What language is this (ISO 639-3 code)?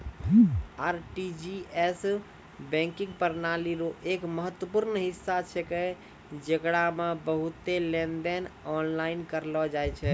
mai